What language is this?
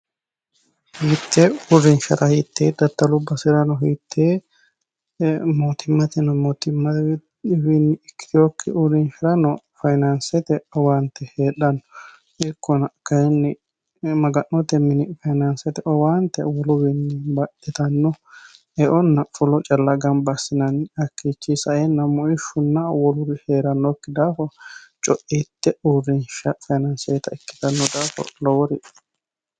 Sidamo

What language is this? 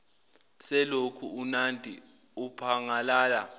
Zulu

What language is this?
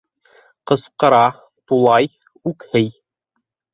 Bashkir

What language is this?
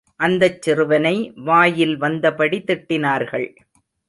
Tamil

